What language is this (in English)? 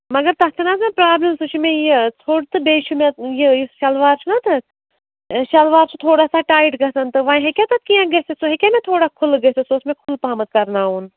Kashmiri